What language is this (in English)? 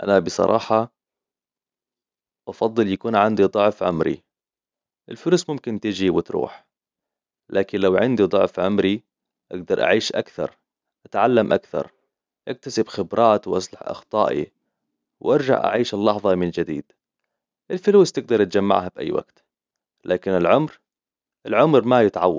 Hijazi Arabic